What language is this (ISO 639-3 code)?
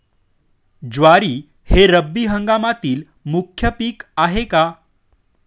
mar